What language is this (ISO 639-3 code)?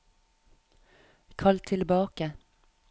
nor